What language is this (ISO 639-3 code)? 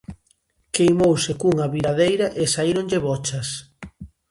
glg